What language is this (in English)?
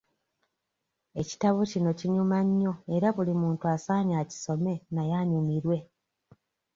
Ganda